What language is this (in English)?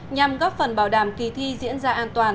Vietnamese